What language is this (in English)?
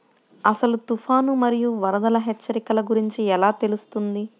Telugu